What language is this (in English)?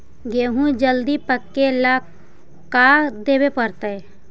Magahi